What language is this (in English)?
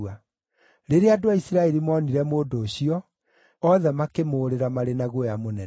Kikuyu